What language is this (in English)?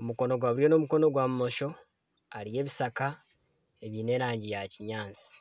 Nyankole